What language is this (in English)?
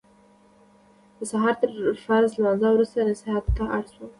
Pashto